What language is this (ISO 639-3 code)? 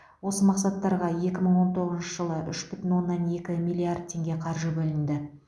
kaz